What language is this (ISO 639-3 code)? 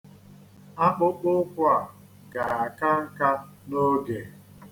ibo